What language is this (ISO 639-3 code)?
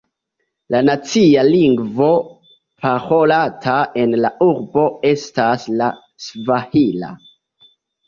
epo